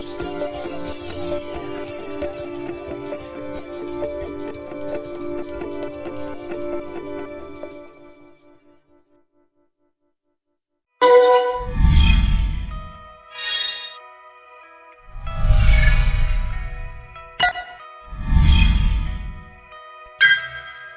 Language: Vietnamese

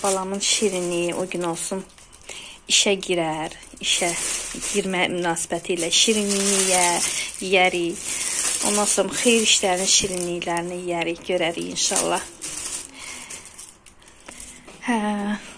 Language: Turkish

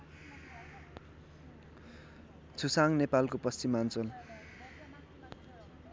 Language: Nepali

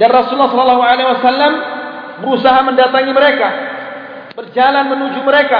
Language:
Malay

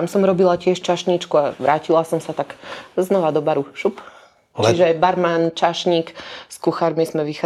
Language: Slovak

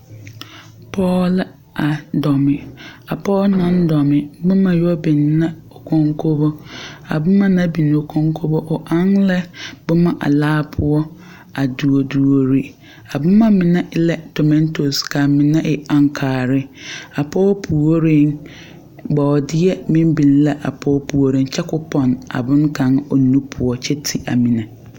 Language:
Southern Dagaare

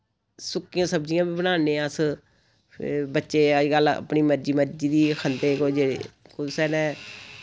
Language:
Dogri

